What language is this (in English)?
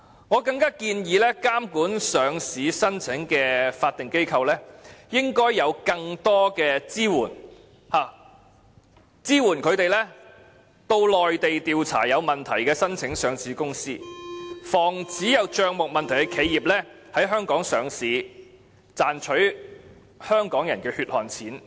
Cantonese